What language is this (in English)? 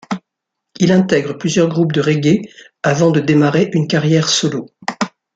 French